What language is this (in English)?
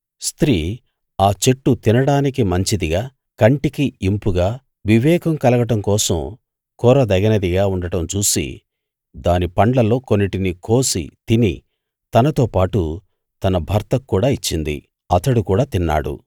Telugu